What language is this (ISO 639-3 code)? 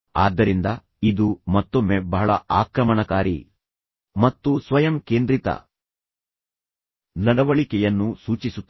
kan